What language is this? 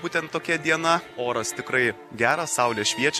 Lithuanian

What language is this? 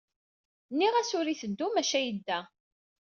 Kabyle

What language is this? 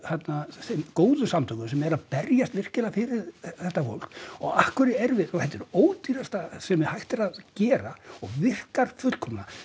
Icelandic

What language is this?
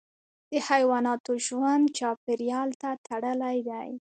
Pashto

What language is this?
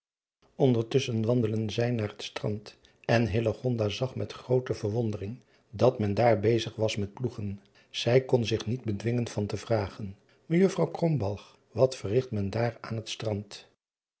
Dutch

